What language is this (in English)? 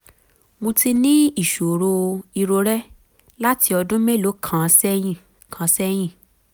Yoruba